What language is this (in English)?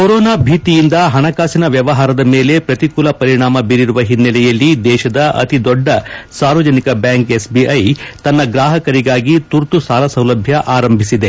Kannada